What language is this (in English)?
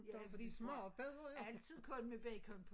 Danish